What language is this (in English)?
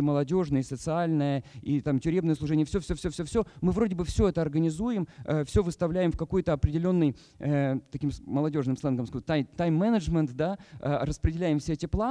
Russian